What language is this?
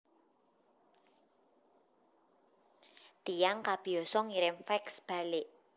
Javanese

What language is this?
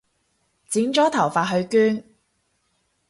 Cantonese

